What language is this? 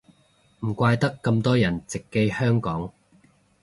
Cantonese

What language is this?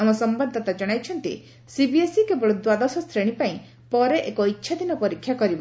Odia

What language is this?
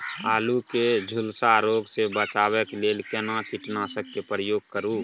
Maithili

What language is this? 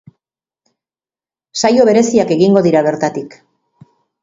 Basque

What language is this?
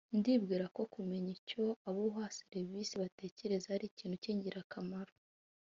Kinyarwanda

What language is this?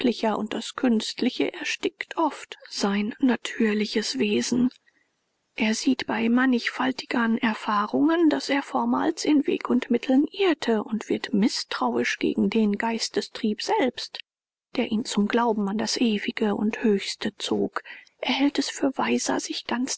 German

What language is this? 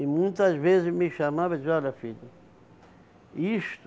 Portuguese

